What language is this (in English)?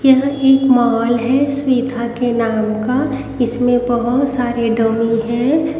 Hindi